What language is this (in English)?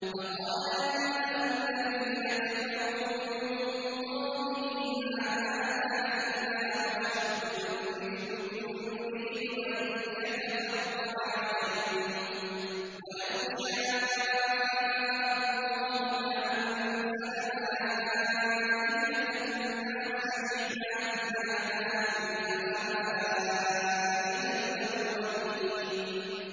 Arabic